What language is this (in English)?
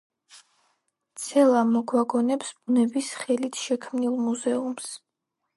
Georgian